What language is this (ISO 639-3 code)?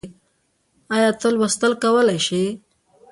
pus